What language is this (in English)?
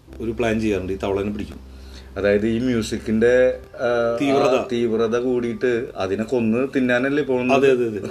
Malayalam